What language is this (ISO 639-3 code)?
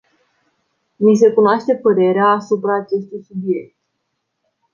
ron